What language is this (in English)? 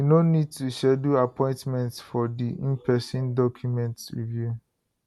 Nigerian Pidgin